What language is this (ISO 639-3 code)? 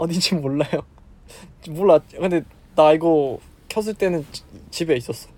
kor